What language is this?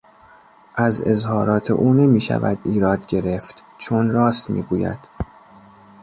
Persian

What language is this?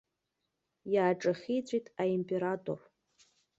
Abkhazian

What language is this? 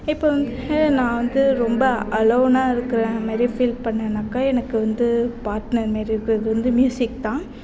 Tamil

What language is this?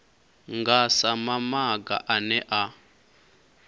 Venda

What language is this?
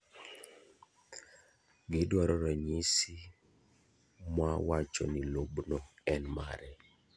Luo (Kenya and Tanzania)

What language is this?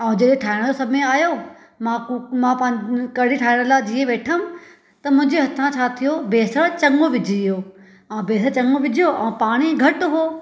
Sindhi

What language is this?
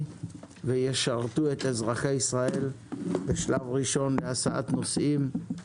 Hebrew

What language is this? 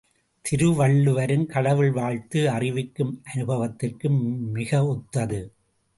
Tamil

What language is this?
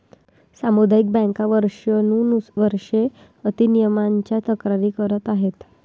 Marathi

